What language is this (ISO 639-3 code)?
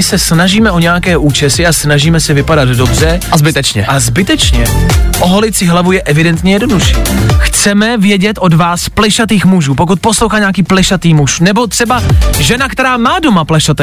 ces